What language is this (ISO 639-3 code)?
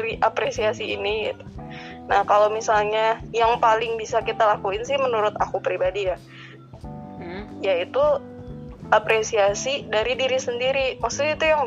ind